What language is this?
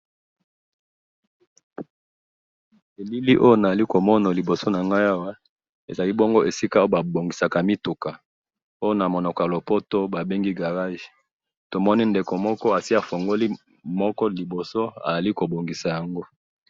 Lingala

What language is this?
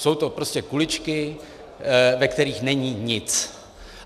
Czech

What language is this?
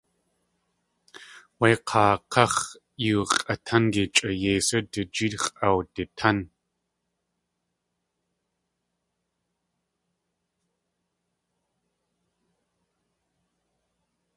Tlingit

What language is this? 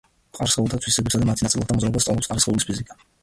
Georgian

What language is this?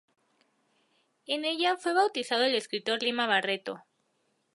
Spanish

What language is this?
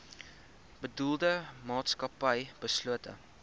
Afrikaans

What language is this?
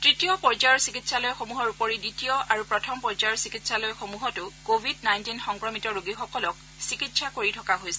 Assamese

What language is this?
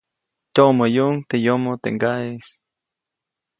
Copainalá Zoque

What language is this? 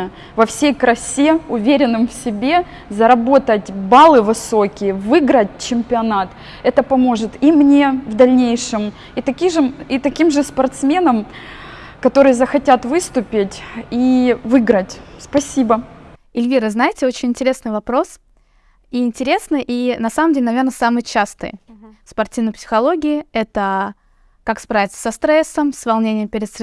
Russian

